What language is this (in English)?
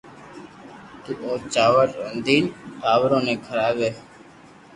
Loarki